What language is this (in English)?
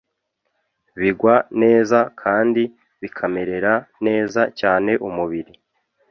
Kinyarwanda